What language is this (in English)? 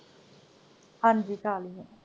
Punjabi